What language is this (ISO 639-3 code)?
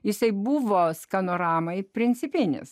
lit